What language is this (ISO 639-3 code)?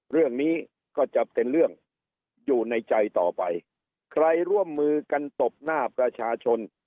tha